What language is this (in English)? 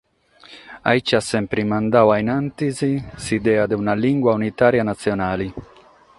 Sardinian